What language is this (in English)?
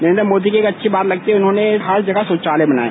Hindi